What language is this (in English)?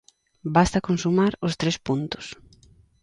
Galician